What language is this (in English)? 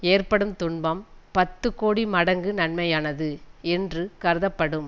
Tamil